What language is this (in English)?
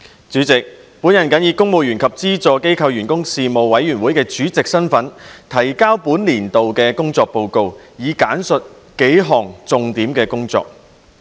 Cantonese